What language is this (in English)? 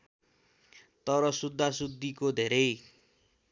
Nepali